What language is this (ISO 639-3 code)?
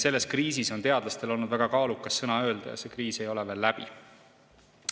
est